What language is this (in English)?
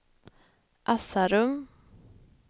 Swedish